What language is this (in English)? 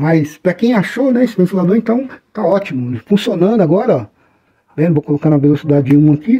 Portuguese